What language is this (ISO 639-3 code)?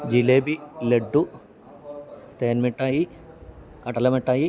mal